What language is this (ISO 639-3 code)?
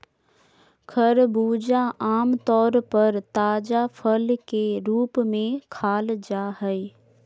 mag